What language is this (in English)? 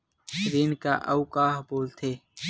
Chhattisgarhi